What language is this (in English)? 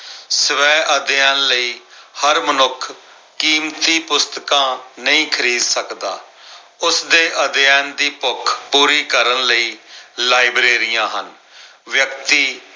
Punjabi